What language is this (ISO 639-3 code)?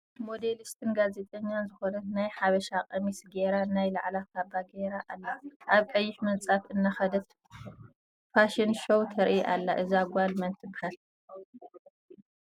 tir